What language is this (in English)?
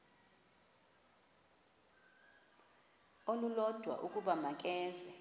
Xhosa